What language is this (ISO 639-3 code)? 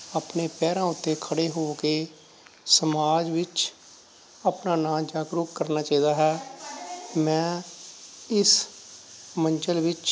pan